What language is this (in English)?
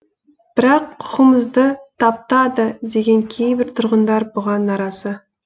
Kazakh